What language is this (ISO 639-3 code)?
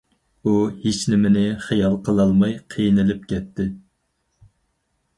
uig